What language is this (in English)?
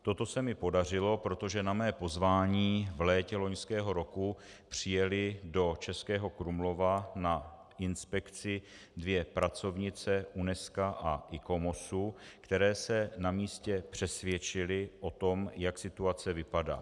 Czech